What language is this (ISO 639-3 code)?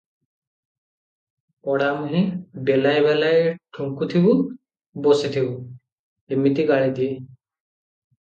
ori